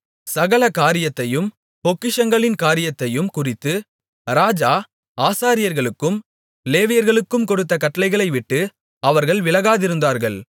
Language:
Tamil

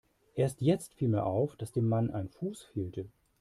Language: German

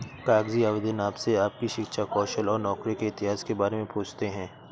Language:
Hindi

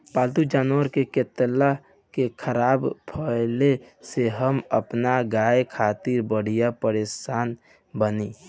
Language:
Bhojpuri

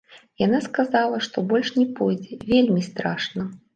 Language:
Belarusian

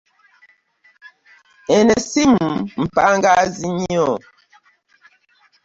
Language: Ganda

